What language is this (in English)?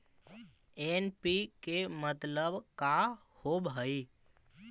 Magahi